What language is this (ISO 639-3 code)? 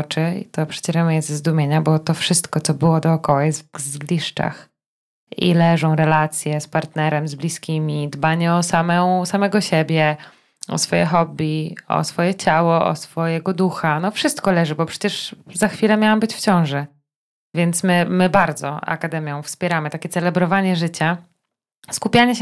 pol